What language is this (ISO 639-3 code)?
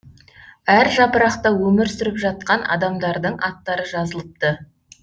kaz